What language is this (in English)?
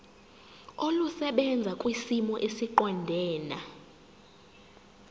Zulu